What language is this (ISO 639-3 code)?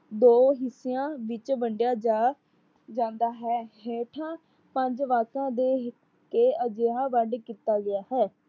pan